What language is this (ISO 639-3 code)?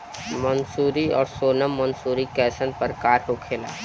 bho